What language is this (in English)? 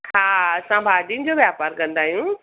Sindhi